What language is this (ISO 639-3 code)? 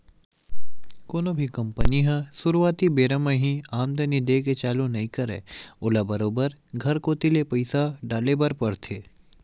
hne